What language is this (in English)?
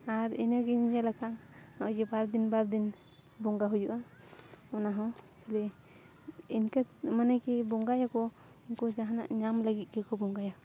Santali